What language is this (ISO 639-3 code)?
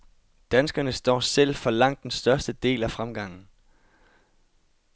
dan